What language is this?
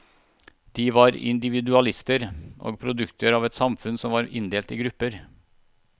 Norwegian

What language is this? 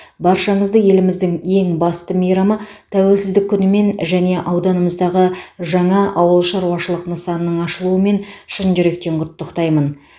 Kazakh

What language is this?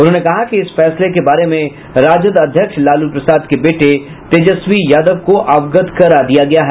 Hindi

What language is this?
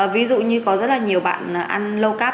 Vietnamese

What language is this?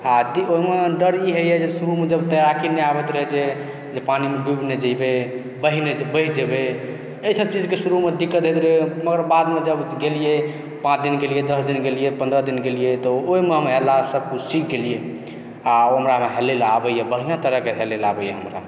Maithili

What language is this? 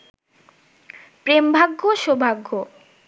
Bangla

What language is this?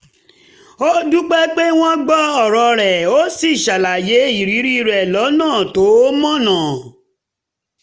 Yoruba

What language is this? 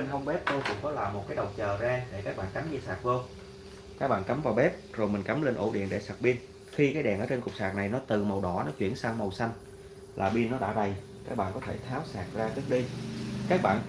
Vietnamese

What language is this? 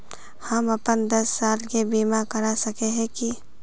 Magahi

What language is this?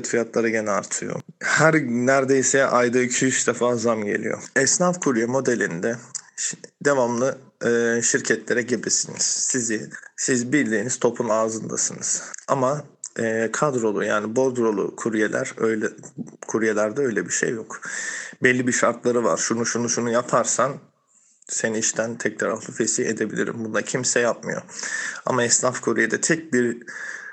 Turkish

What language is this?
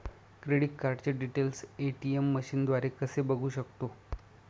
Marathi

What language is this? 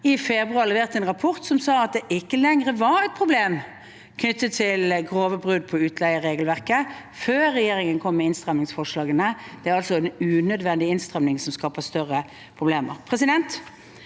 Norwegian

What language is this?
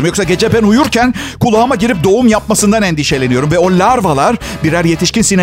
Turkish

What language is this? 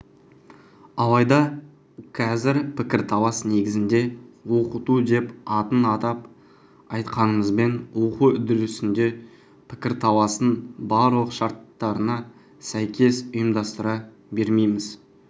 Kazakh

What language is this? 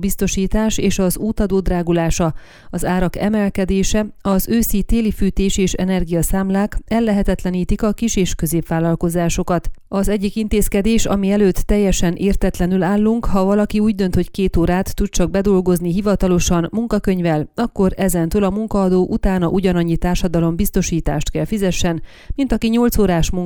Hungarian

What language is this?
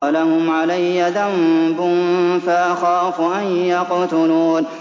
Arabic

